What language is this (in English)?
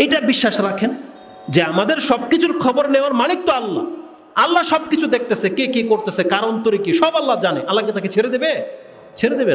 Indonesian